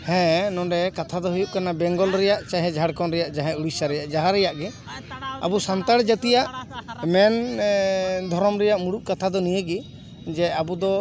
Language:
Santali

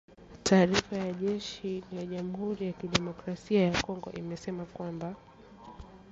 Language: Swahili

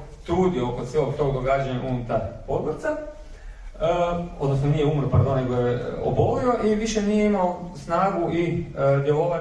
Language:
Croatian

